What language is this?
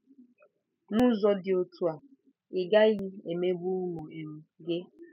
Igbo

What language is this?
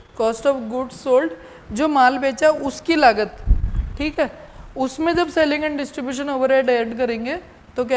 Hindi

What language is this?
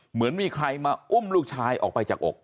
Thai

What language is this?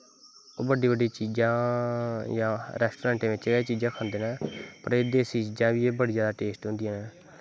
Dogri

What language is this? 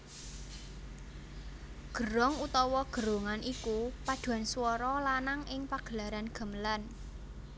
Javanese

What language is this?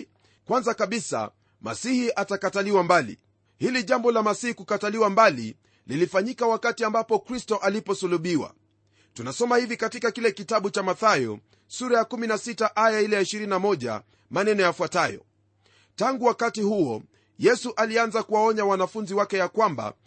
Swahili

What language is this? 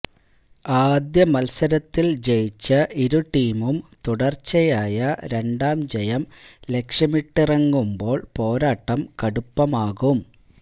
Malayalam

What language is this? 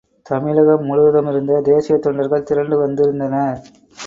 Tamil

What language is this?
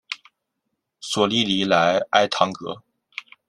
Chinese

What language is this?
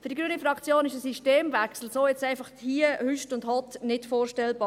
Swiss German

